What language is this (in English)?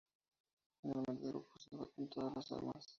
Spanish